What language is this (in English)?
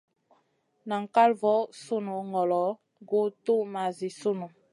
Masana